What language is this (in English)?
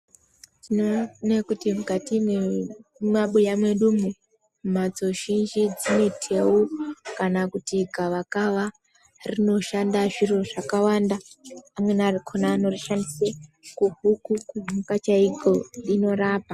Ndau